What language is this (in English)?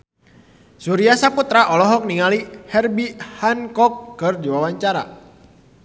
Sundanese